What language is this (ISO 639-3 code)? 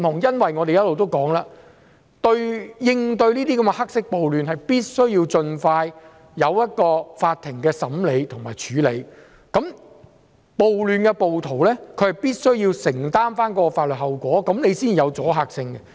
yue